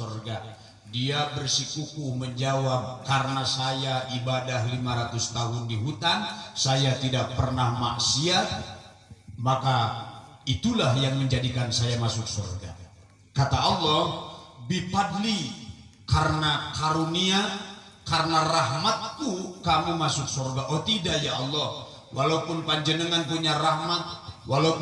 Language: Indonesian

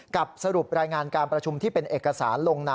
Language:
Thai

